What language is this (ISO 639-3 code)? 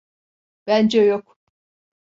tur